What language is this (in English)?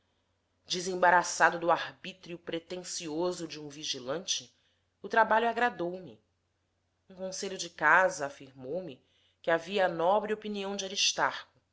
Portuguese